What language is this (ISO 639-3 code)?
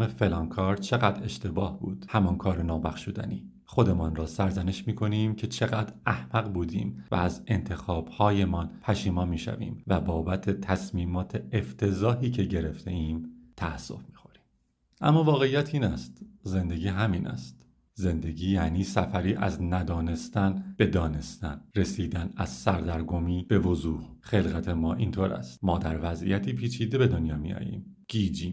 fas